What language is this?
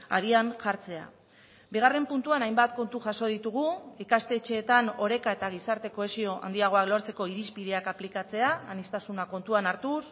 Basque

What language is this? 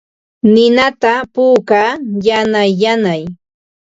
Ambo-Pasco Quechua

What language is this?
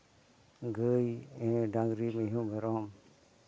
Santali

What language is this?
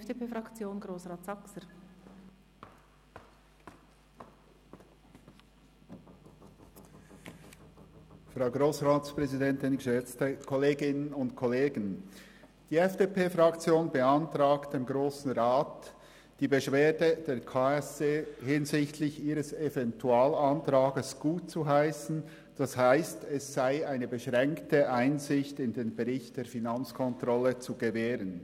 Swiss German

